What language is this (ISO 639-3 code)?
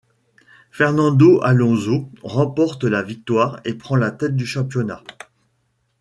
fra